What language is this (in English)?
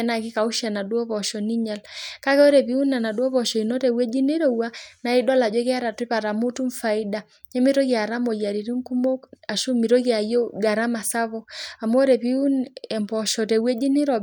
Masai